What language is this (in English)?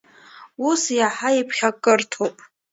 Abkhazian